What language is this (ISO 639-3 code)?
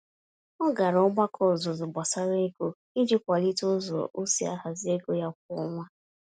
ibo